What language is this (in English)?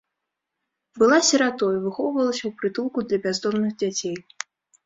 Belarusian